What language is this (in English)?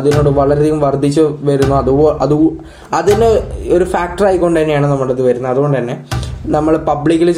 Malayalam